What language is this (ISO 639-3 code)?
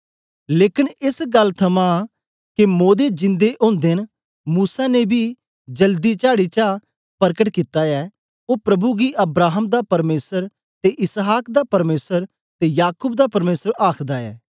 doi